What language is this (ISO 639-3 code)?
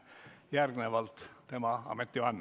est